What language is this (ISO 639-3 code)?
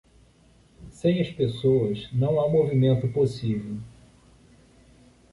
por